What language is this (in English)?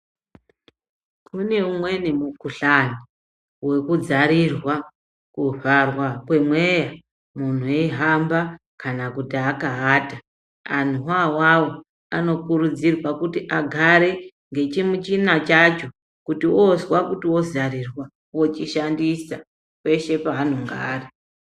Ndau